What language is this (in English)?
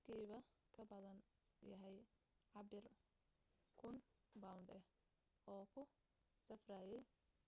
Somali